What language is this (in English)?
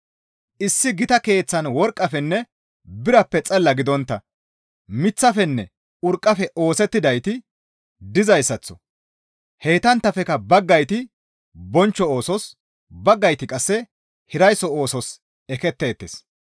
Gamo